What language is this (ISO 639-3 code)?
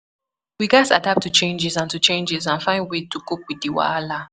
pcm